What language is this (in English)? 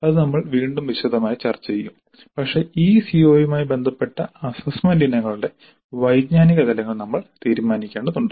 Malayalam